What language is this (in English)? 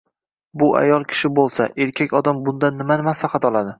Uzbek